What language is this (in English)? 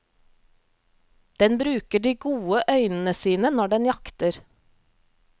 Norwegian